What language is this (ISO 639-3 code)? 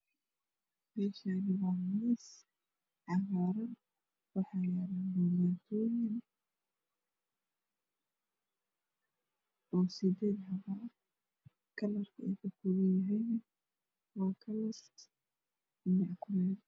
som